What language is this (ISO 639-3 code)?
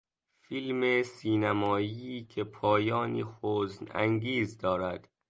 fas